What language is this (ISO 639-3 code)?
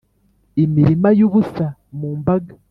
kin